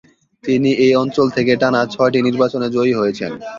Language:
Bangla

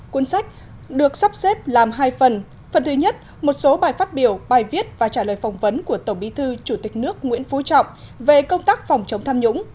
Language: Vietnamese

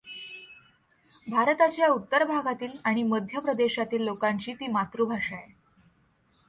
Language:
Marathi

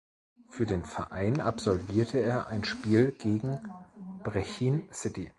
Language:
German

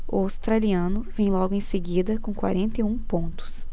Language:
Portuguese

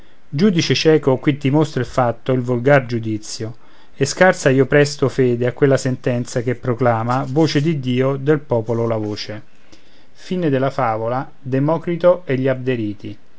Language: Italian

